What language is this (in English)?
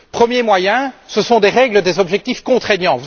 French